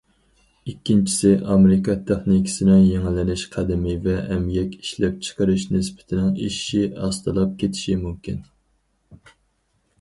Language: Uyghur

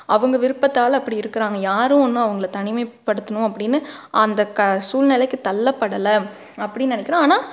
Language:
Tamil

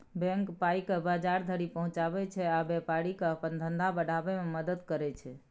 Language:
Maithili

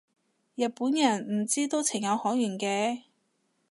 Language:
Cantonese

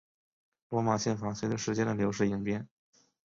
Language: Chinese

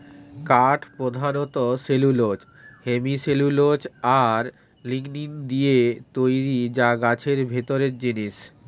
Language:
Bangla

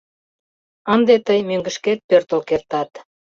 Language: Mari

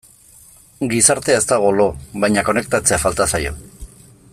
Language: Basque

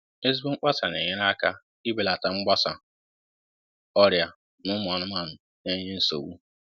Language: Igbo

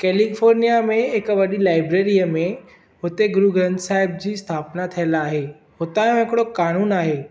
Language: Sindhi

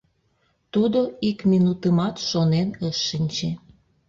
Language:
Mari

